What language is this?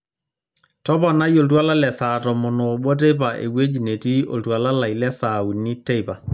Masai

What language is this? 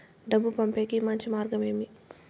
Telugu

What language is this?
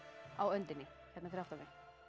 Icelandic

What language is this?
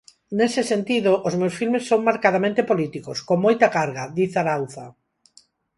Galician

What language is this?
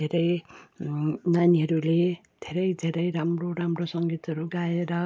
Nepali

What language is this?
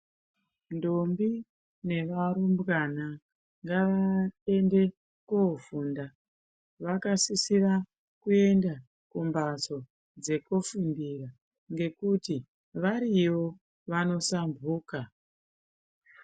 Ndau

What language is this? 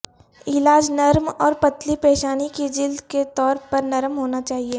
Urdu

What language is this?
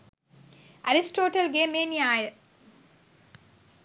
Sinhala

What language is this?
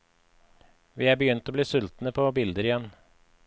Norwegian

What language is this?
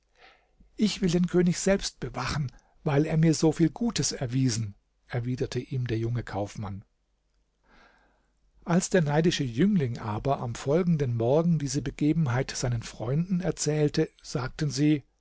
German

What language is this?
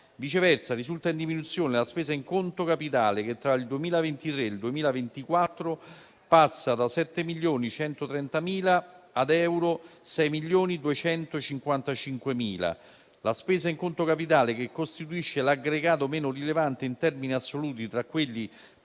Italian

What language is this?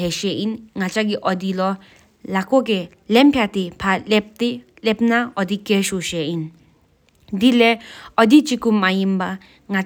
Sikkimese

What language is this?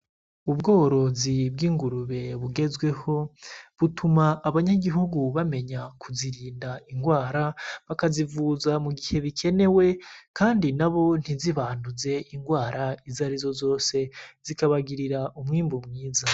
Rundi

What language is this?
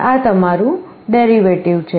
Gujarati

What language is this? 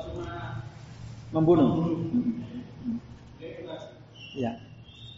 Indonesian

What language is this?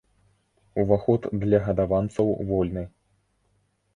Belarusian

